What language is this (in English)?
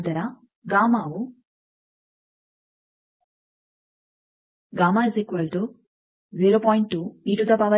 Kannada